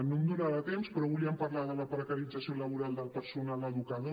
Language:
Catalan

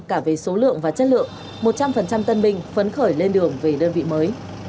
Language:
Vietnamese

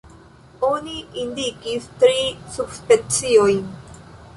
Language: Esperanto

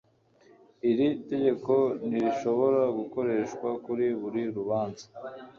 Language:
Kinyarwanda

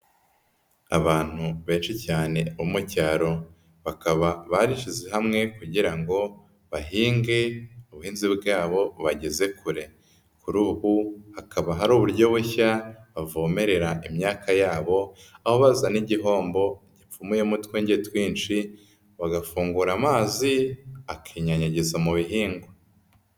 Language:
Kinyarwanda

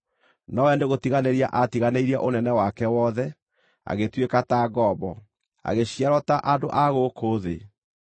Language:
Kikuyu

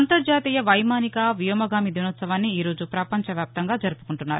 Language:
Telugu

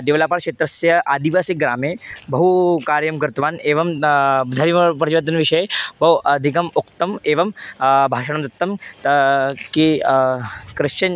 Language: Sanskrit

